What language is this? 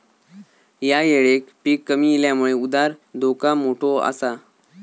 Marathi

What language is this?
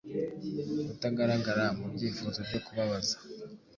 Kinyarwanda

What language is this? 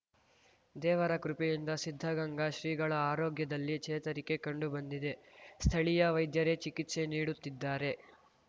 Kannada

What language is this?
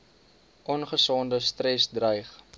Afrikaans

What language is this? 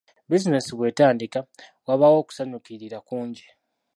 Ganda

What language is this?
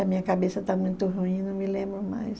Portuguese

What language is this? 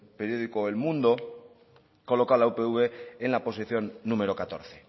Spanish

